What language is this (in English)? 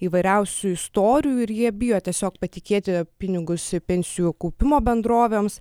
Lithuanian